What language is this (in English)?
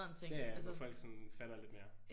Danish